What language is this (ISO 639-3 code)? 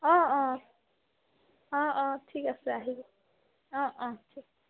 asm